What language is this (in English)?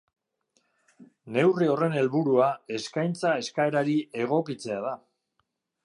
Basque